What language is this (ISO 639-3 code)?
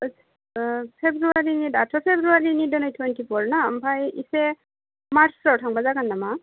brx